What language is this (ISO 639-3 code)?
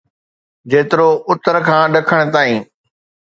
snd